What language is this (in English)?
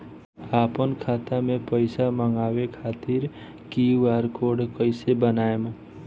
Bhojpuri